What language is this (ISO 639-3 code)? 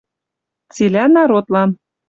mrj